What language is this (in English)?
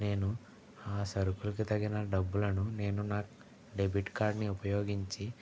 Telugu